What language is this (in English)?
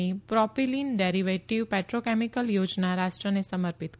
Gujarati